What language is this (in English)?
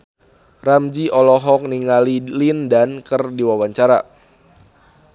Sundanese